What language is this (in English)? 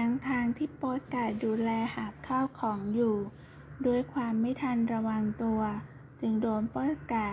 Thai